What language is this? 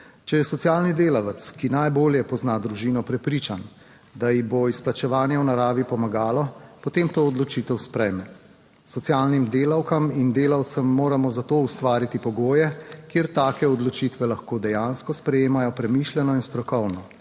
Slovenian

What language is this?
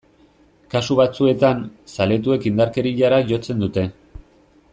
Basque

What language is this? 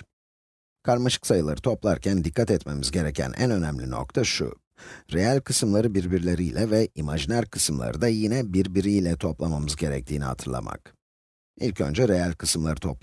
Turkish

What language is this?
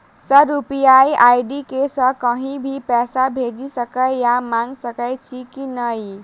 Maithili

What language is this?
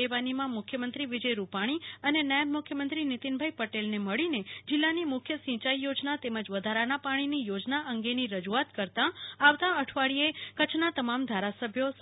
Gujarati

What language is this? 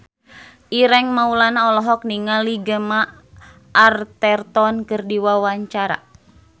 Sundanese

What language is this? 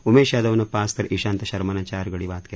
Marathi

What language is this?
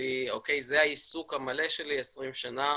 Hebrew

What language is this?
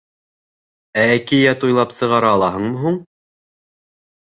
Bashkir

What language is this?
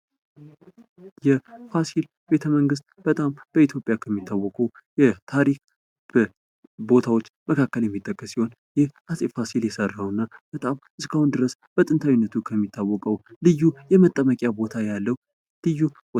Amharic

